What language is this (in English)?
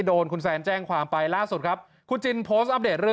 Thai